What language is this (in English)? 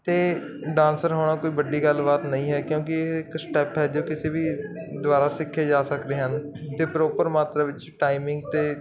Punjabi